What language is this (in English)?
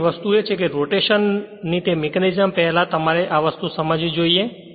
Gujarati